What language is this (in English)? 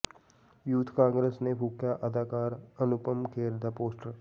Punjabi